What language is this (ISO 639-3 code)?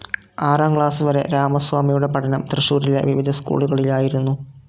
mal